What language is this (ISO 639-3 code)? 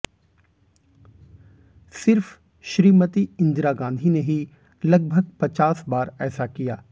hin